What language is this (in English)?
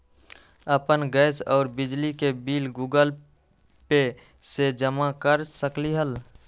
Magahi